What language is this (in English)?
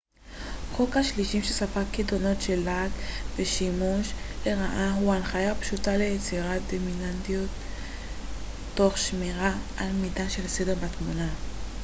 Hebrew